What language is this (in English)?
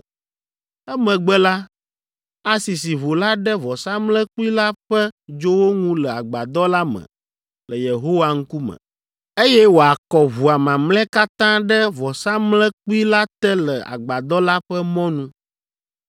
Ewe